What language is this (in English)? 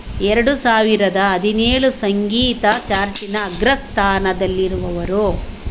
Kannada